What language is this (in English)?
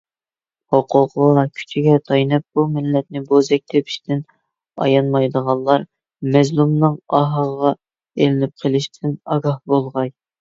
Uyghur